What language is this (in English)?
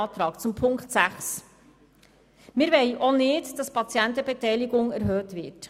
Swiss German